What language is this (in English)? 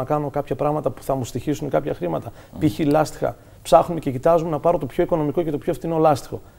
Greek